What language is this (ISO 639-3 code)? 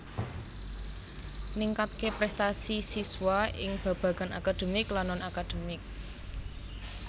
jav